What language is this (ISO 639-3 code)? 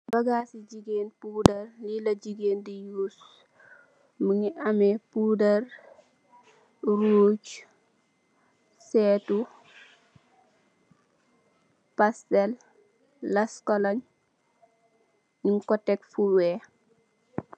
wol